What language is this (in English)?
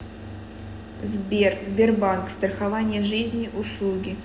Russian